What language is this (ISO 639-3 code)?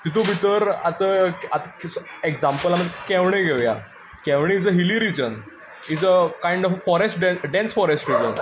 kok